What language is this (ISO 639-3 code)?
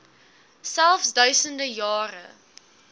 afr